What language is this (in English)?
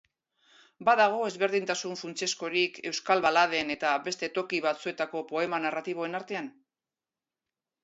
Basque